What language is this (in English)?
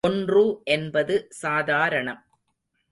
Tamil